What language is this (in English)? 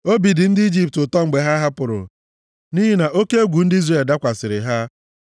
Igbo